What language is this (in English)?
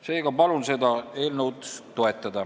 Estonian